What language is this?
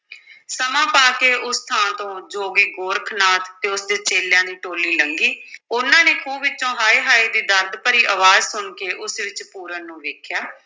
Punjabi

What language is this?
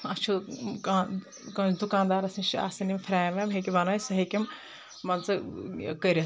Kashmiri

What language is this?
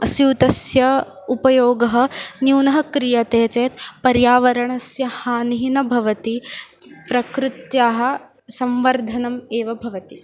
Sanskrit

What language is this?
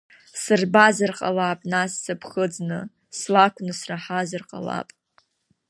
Abkhazian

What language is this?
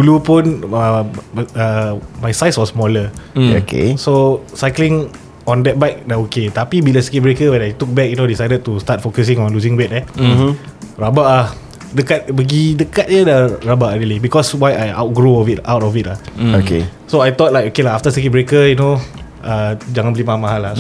Malay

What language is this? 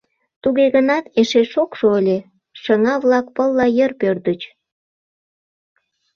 Mari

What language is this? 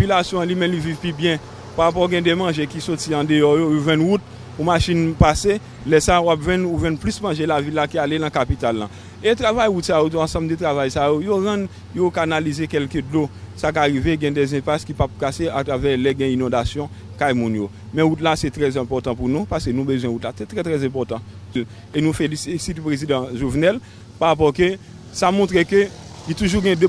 French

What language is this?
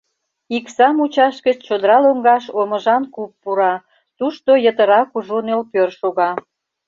Mari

